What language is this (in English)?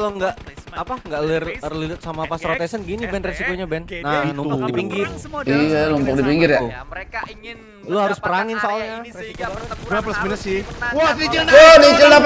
Indonesian